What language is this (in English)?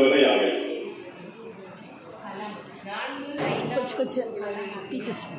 Arabic